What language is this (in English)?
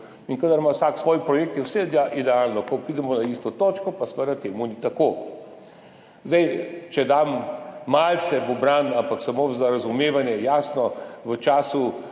Slovenian